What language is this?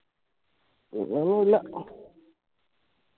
Malayalam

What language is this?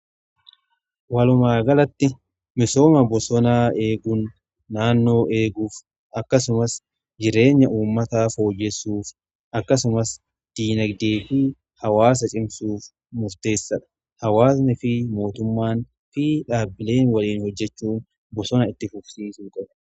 Oromo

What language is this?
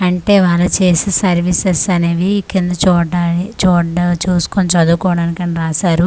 Telugu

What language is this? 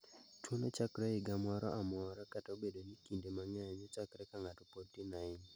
Luo (Kenya and Tanzania)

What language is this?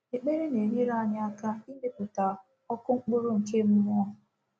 Igbo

